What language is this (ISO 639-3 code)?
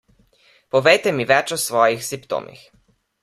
slv